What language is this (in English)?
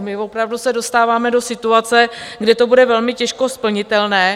Czech